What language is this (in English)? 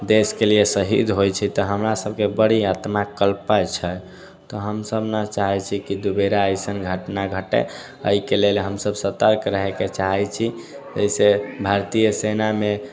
Maithili